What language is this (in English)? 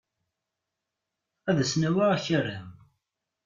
Kabyle